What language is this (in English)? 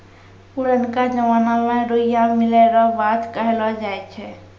Maithili